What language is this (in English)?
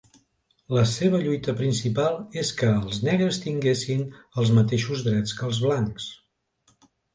Catalan